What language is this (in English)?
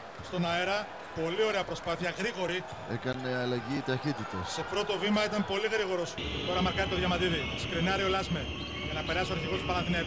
Greek